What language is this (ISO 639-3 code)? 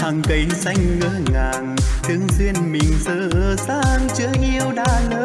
vie